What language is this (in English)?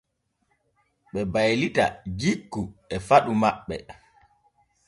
Borgu Fulfulde